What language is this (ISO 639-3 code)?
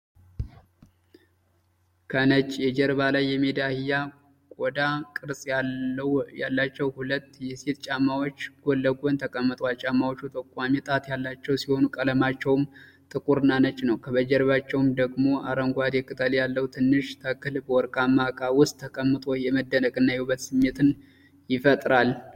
amh